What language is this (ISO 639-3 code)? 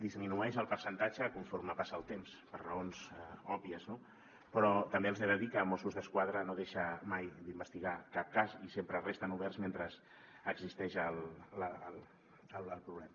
cat